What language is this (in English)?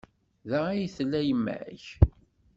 Kabyle